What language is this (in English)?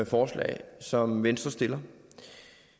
Danish